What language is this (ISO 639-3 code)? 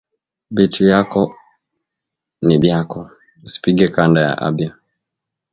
swa